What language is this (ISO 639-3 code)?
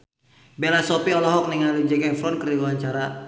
sun